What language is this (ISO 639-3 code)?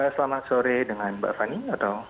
ind